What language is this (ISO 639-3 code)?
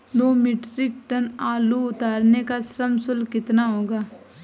hin